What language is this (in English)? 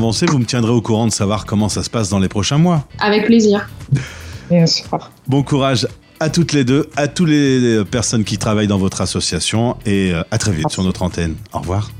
French